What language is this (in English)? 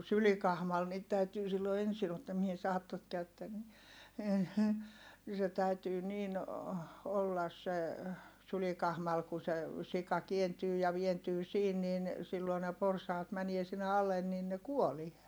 Finnish